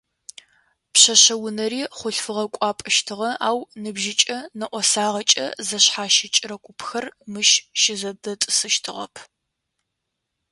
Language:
Adyghe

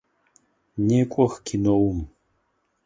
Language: Adyghe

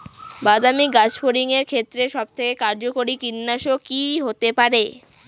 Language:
Bangla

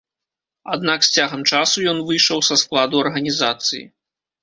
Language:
Belarusian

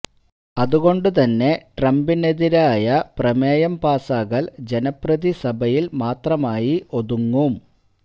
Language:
Malayalam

